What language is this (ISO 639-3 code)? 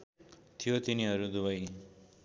nep